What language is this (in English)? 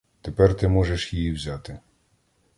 Ukrainian